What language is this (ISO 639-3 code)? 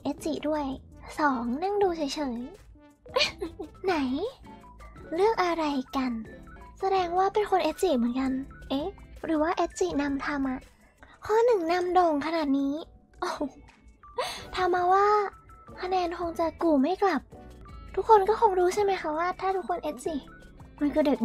tha